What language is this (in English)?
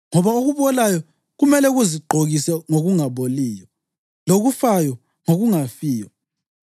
North Ndebele